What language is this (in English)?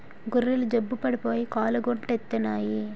Telugu